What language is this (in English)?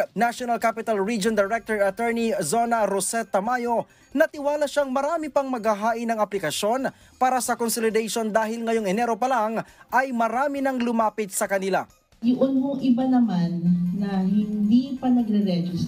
Filipino